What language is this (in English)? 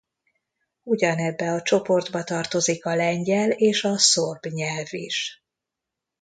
Hungarian